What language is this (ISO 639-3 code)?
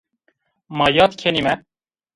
zza